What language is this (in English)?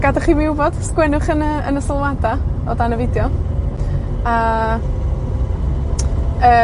Welsh